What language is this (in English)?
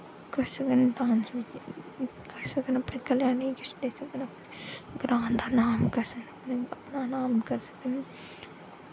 Dogri